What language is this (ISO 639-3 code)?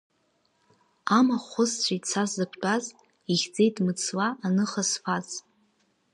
abk